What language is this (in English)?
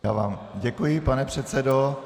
Czech